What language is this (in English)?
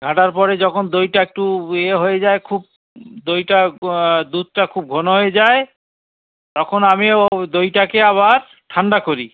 Bangla